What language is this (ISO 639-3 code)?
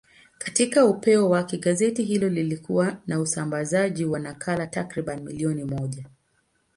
swa